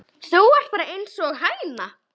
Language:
Icelandic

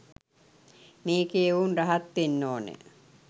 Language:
Sinhala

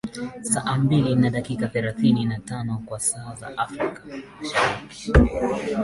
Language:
Swahili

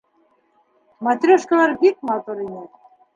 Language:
Bashkir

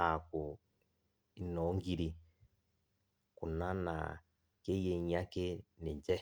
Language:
Masai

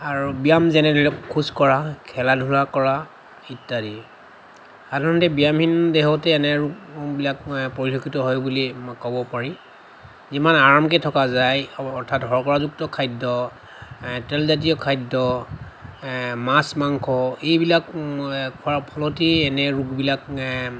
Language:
Assamese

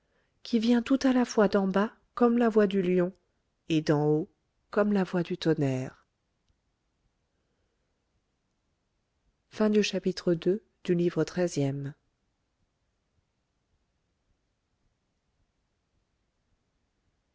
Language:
French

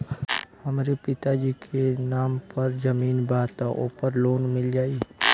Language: Bhojpuri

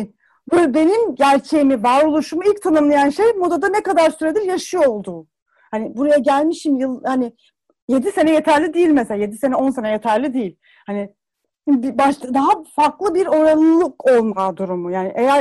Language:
Turkish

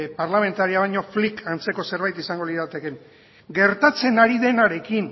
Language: Basque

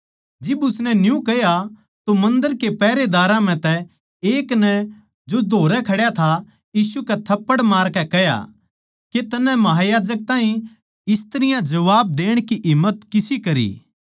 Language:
Haryanvi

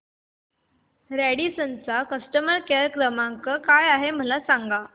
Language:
Marathi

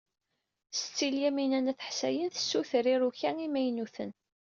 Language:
Kabyle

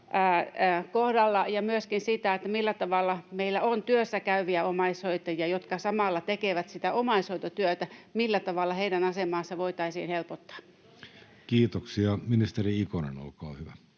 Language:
Finnish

